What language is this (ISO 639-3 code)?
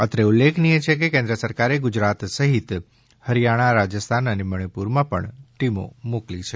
guj